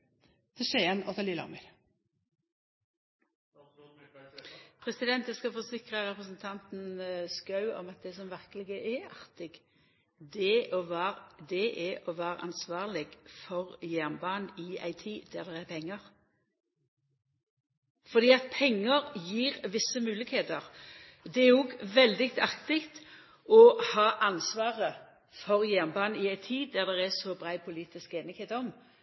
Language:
Norwegian Nynorsk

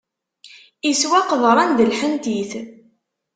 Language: Kabyle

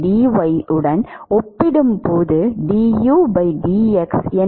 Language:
Tamil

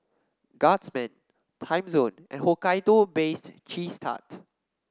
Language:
English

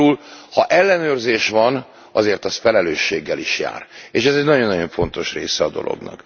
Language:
Hungarian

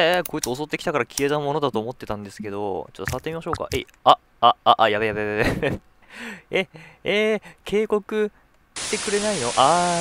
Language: Japanese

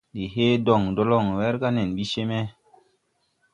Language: Tupuri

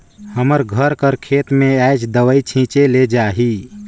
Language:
Chhattisgarhi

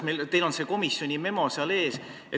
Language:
Estonian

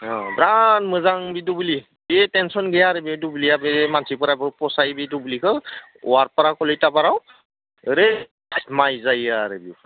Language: Bodo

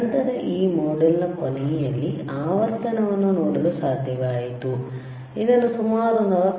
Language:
Kannada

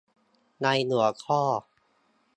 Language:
Thai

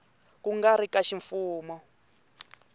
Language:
Tsonga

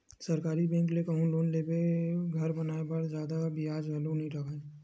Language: Chhattisgarhi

